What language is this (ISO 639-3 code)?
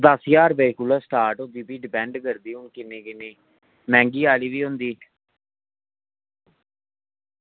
doi